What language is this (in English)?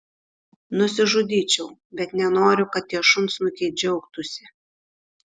Lithuanian